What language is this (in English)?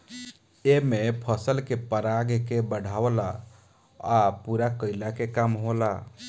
Bhojpuri